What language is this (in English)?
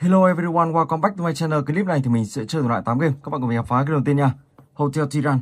Vietnamese